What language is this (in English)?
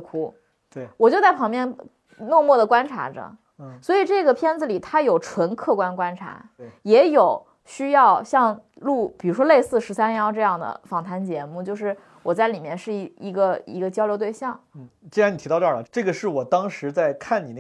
Chinese